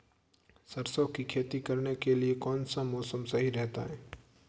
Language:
Hindi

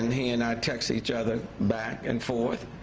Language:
English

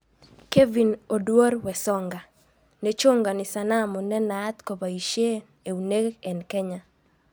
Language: Kalenjin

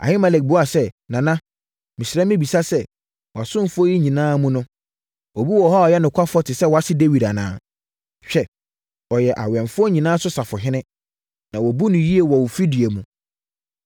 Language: Akan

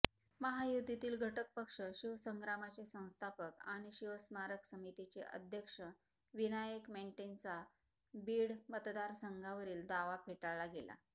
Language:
Marathi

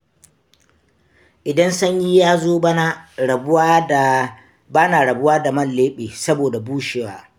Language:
Hausa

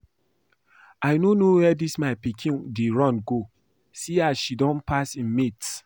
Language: Nigerian Pidgin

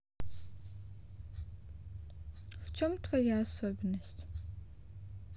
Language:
Russian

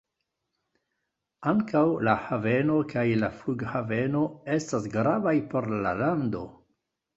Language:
Esperanto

